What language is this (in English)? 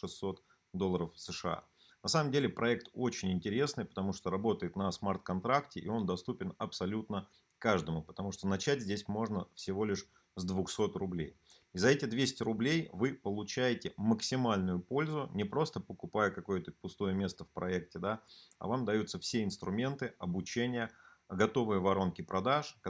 Russian